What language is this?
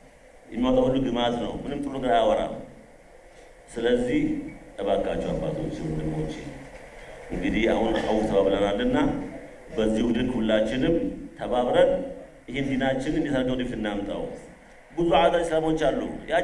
Arabic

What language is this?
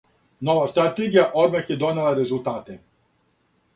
Serbian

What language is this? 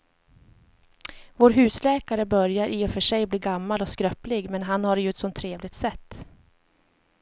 Swedish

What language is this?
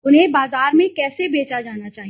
Hindi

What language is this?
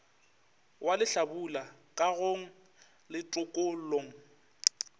Northern Sotho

